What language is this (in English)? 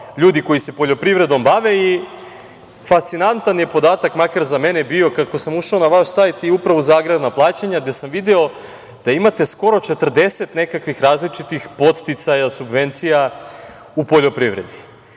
Serbian